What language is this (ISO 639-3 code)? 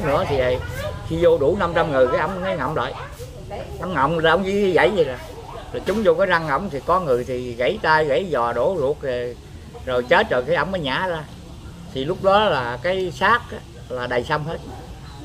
vie